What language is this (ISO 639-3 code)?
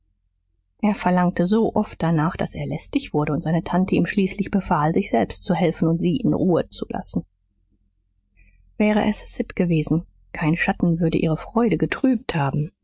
deu